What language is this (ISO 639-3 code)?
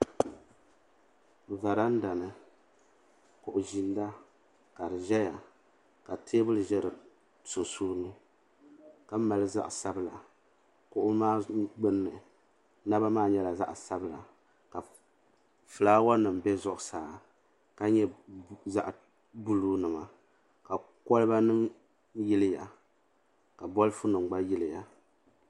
dag